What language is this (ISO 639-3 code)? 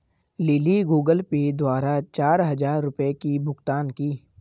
hin